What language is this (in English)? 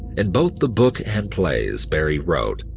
English